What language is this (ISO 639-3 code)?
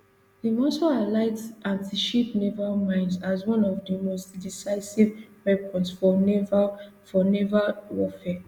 pcm